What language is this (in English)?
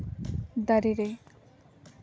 Santali